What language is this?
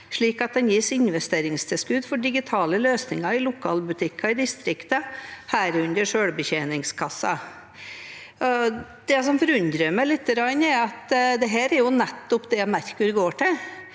Norwegian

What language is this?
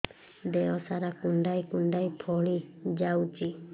Odia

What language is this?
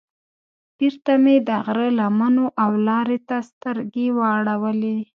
Pashto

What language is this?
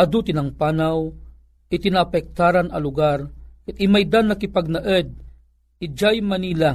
Filipino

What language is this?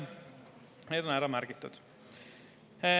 Estonian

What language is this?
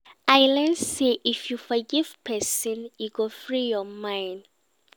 Nigerian Pidgin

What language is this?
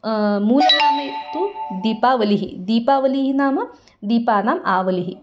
Sanskrit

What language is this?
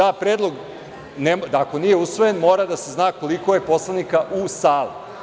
Serbian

